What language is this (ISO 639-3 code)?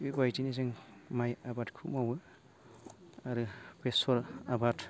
brx